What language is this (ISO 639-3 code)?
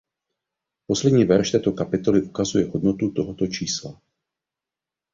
ces